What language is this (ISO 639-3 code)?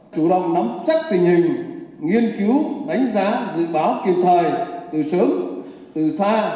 vie